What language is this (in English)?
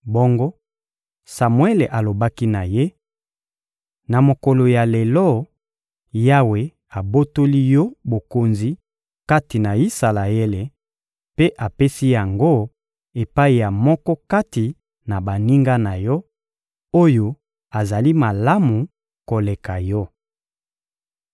Lingala